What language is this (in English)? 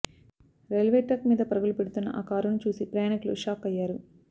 Telugu